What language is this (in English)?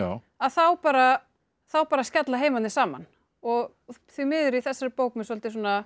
Icelandic